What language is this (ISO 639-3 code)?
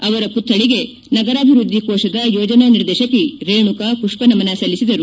kan